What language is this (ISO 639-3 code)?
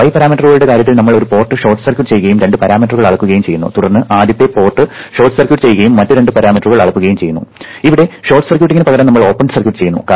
mal